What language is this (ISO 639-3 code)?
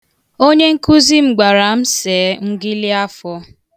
ibo